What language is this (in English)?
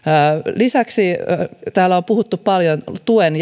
Finnish